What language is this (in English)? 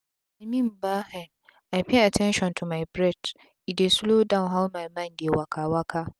Nigerian Pidgin